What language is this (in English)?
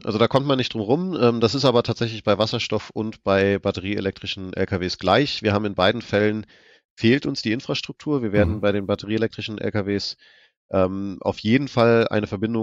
German